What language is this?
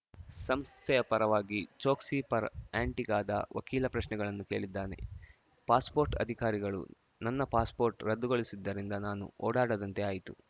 Kannada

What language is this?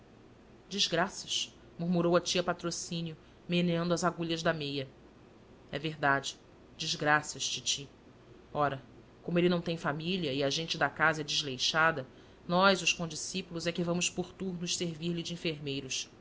Portuguese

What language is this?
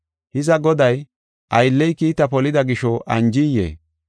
Gofa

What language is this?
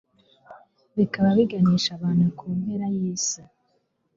Kinyarwanda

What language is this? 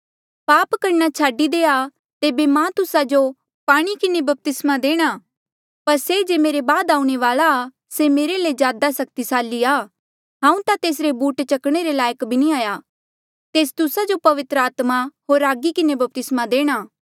Mandeali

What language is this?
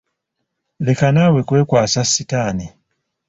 Ganda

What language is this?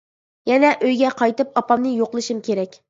Uyghur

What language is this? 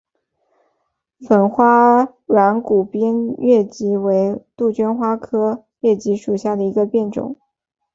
Chinese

